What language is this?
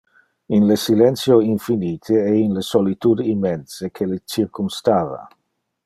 Interlingua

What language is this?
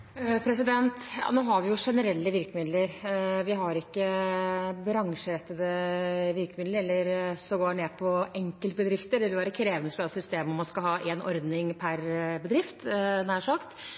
Norwegian Bokmål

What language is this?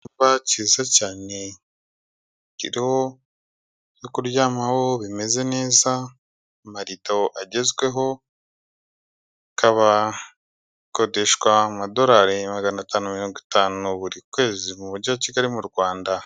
Kinyarwanda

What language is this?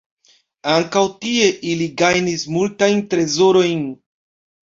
Esperanto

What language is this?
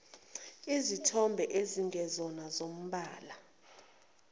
Zulu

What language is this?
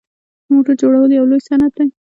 Pashto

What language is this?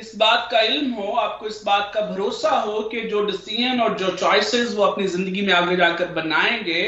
Hindi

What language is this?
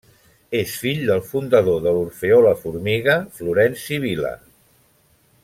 Catalan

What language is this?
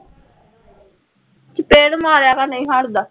Punjabi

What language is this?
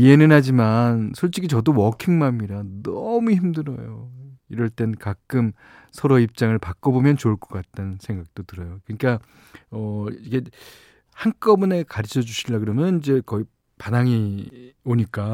Korean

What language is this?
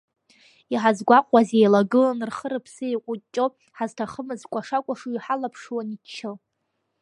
Abkhazian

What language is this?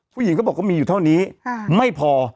Thai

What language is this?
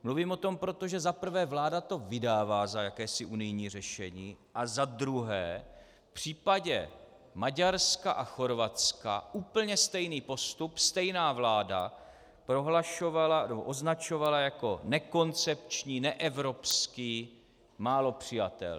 Czech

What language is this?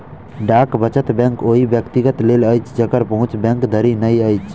Maithili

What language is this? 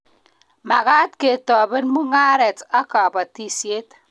Kalenjin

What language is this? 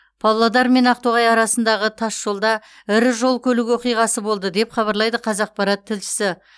Kazakh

